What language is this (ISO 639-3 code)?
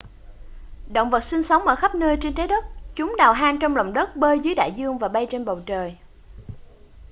vie